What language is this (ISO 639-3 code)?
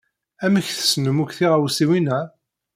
kab